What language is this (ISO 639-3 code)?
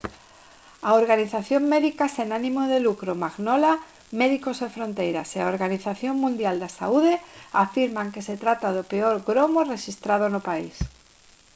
glg